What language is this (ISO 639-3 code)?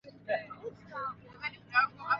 swa